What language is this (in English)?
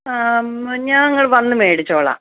Malayalam